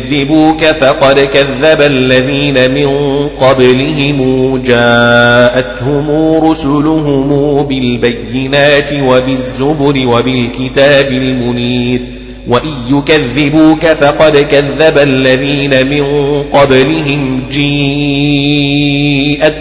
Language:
Arabic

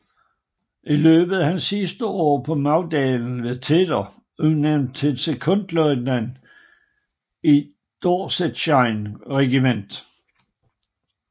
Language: Danish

